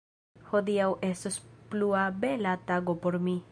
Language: Esperanto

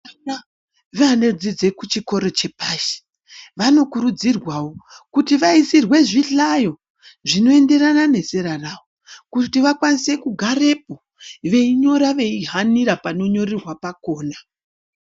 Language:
Ndau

